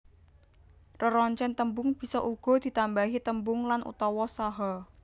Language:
Javanese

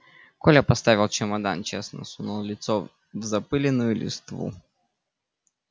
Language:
Russian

